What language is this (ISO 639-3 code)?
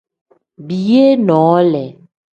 kdh